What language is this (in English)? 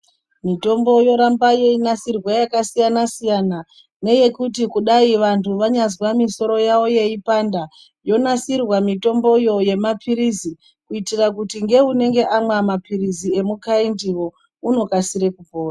Ndau